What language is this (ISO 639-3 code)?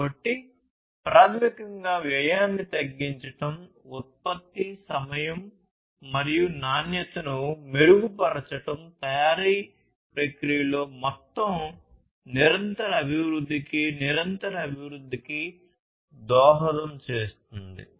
tel